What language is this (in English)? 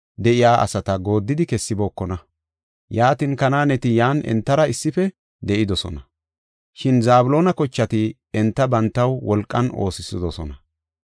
Gofa